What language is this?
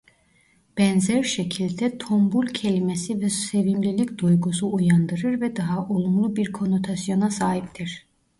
Turkish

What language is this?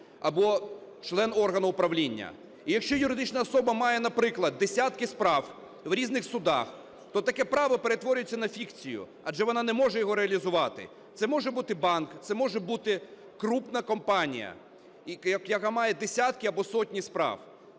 Ukrainian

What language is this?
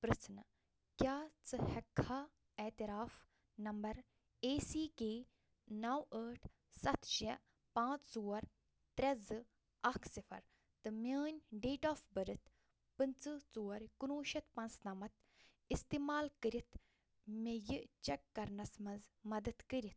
Kashmiri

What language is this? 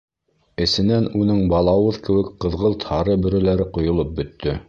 Bashkir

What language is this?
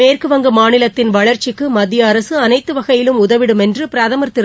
Tamil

